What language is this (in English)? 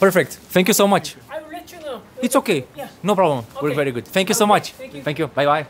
Romanian